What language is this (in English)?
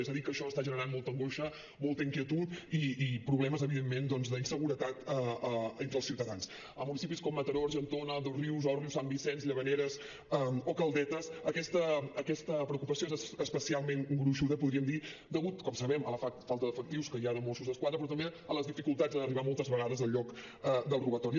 Catalan